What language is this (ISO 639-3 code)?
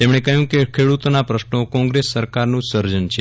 guj